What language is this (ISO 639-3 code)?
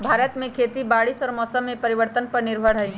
mag